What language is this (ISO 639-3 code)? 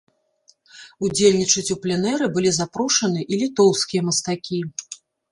bel